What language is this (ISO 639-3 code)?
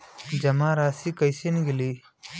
bho